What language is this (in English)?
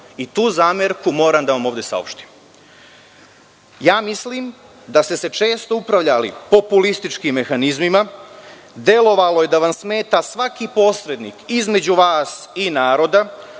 Serbian